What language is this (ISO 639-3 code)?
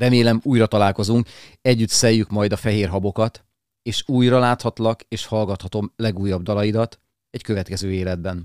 hun